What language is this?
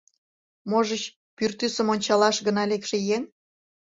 Mari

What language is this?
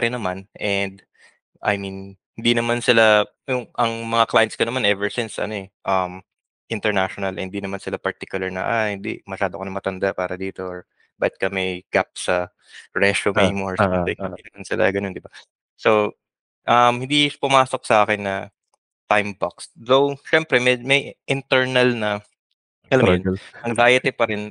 Filipino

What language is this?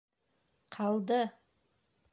Bashkir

